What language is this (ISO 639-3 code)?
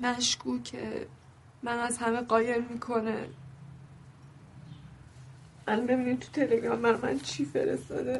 fas